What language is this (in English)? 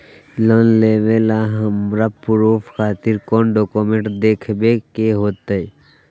Magahi